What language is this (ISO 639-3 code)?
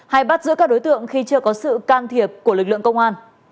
vie